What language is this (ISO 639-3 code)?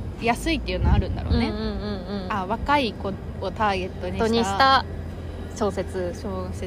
jpn